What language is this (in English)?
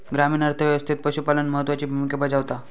Marathi